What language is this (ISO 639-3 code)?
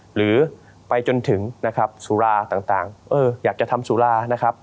tha